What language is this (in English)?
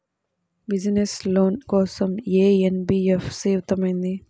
Telugu